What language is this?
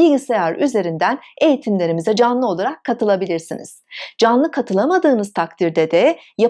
Turkish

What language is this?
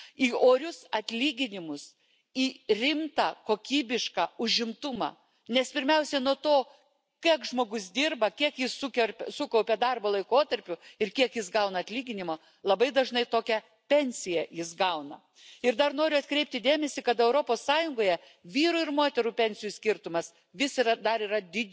German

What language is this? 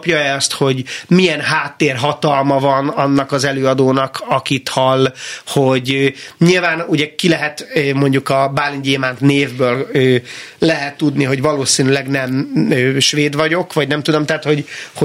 Hungarian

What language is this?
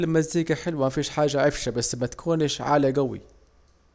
Saidi Arabic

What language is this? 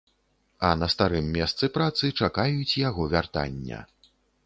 Belarusian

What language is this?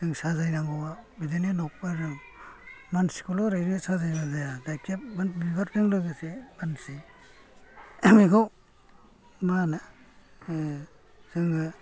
Bodo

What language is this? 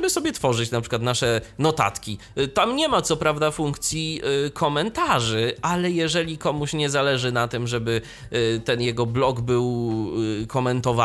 Polish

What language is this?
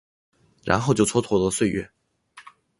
Chinese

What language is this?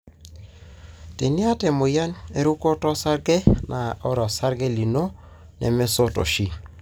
Masai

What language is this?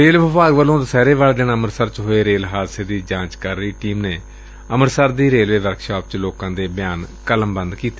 Punjabi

